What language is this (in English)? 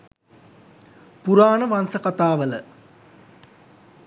Sinhala